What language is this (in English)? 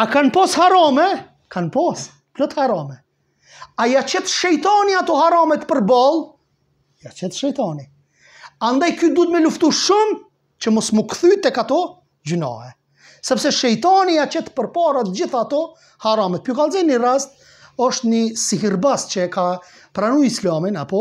Romanian